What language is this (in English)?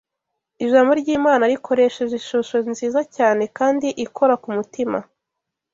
Kinyarwanda